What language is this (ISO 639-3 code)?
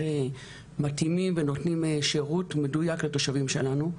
heb